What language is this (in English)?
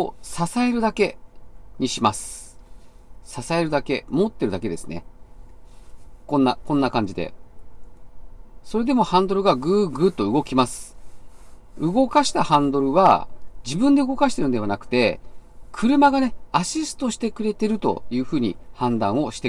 Japanese